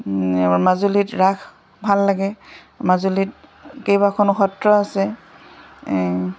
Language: Assamese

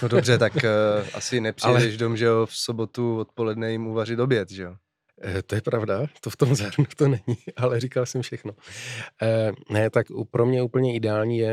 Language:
Czech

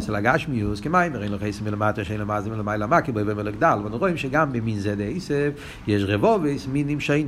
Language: Hebrew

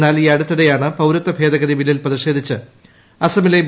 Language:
Malayalam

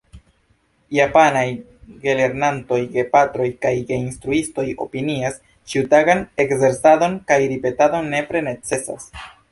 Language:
Esperanto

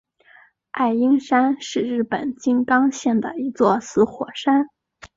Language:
Chinese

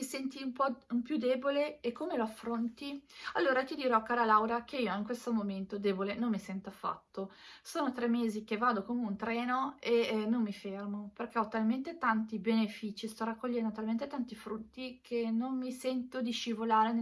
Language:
Italian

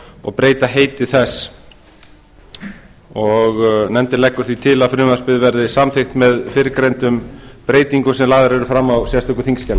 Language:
Icelandic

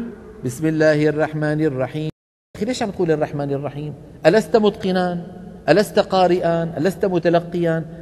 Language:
Arabic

